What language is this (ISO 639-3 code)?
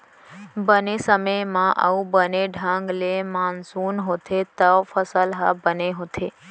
hne